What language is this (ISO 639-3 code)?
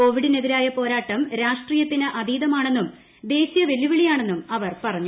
mal